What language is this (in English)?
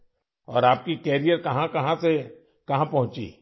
Urdu